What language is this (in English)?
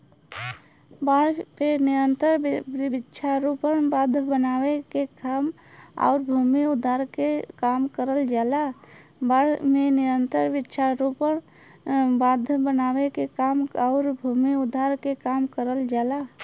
Bhojpuri